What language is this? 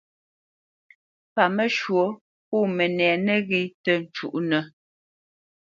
Bamenyam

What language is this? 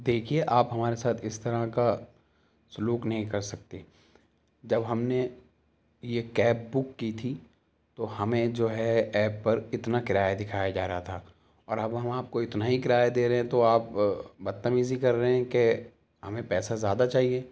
Urdu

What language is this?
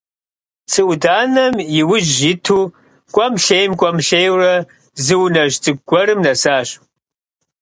Kabardian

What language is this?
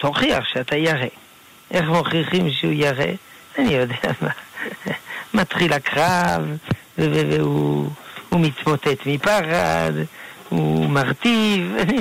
Hebrew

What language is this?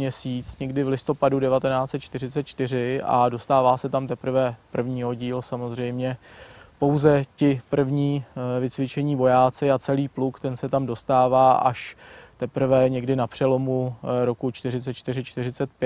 Czech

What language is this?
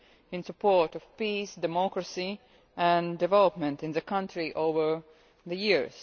English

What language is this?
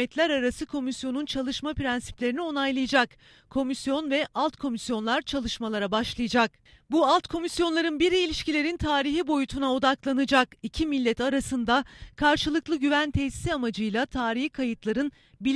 Turkish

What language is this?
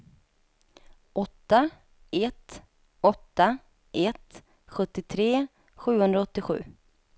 Swedish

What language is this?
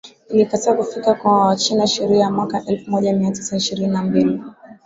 Swahili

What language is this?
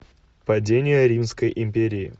Russian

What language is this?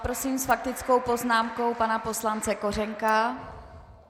Czech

